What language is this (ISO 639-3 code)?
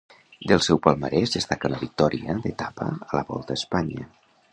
cat